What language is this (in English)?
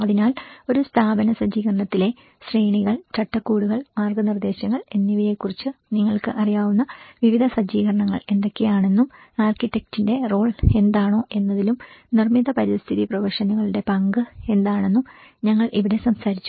Malayalam